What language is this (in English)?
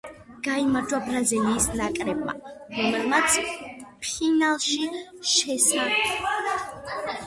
Georgian